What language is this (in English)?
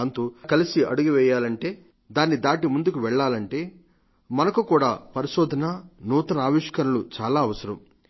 Telugu